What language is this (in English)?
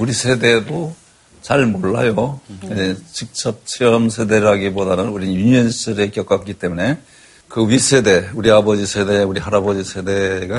Korean